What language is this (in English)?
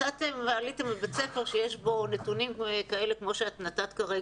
Hebrew